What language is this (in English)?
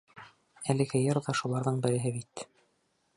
Bashkir